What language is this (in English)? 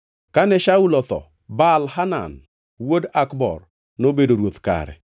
Luo (Kenya and Tanzania)